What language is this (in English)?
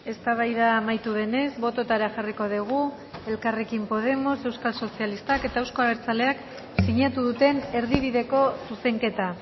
Basque